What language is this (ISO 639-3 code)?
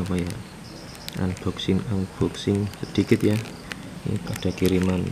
ind